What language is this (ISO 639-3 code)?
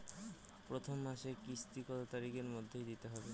ben